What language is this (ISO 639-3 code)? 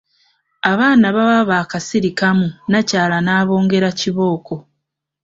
lug